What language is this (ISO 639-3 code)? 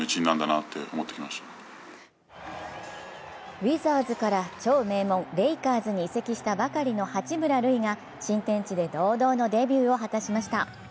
jpn